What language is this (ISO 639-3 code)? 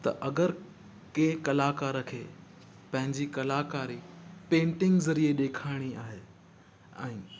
snd